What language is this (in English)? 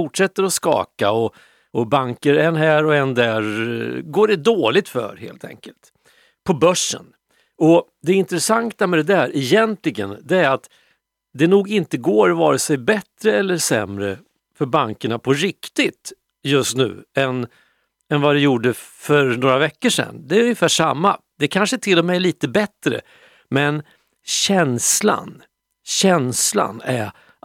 Swedish